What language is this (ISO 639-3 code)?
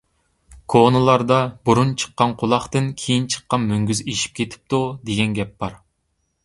uig